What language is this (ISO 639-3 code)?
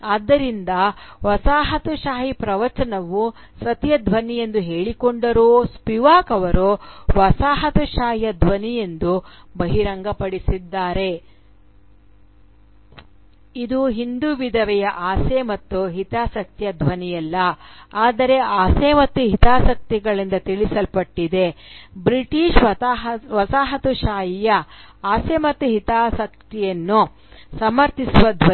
kan